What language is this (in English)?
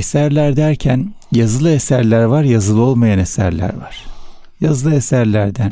Turkish